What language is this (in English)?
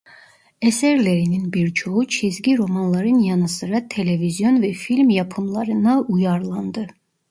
Turkish